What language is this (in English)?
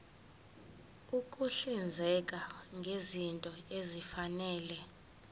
Zulu